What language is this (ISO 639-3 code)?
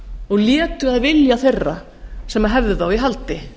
isl